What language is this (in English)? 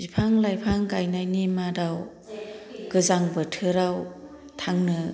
Bodo